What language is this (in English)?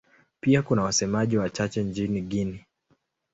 Swahili